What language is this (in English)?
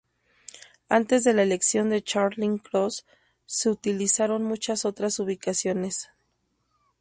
Spanish